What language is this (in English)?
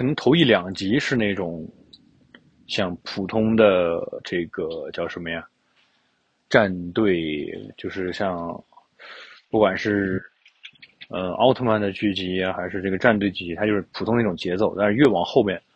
Chinese